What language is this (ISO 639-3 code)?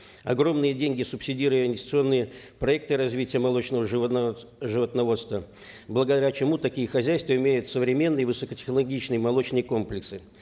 kaz